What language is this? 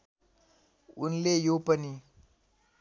Nepali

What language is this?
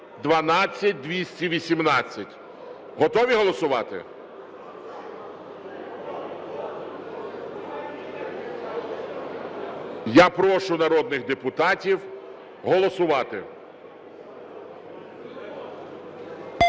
Ukrainian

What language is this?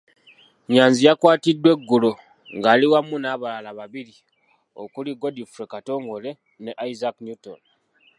Ganda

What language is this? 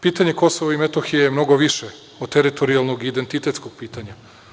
Serbian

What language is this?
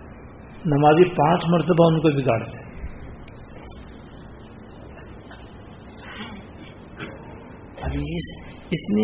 Urdu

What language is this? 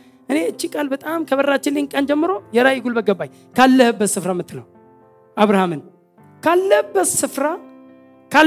Amharic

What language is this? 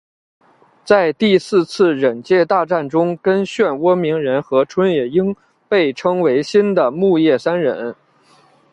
Chinese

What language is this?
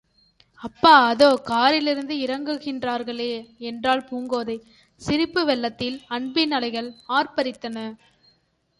Tamil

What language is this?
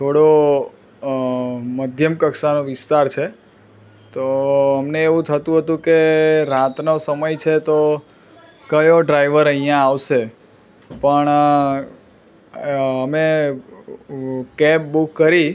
Gujarati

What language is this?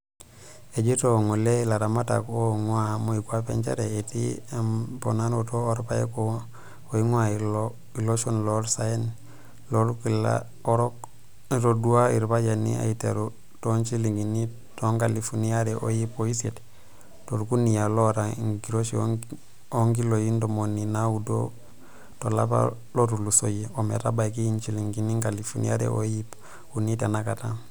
Masai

